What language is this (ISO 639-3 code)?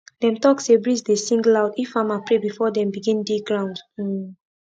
pcm